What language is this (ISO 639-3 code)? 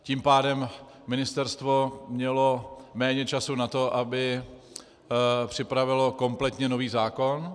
ces